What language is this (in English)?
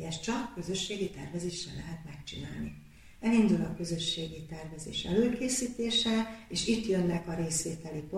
Hungarian